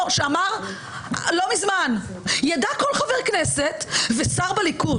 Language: Hebrew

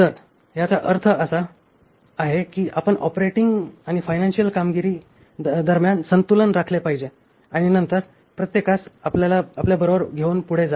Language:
Marathi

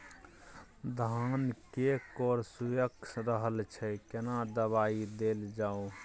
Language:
Maithili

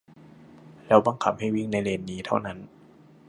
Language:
Thai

